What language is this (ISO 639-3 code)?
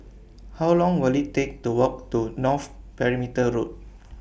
eng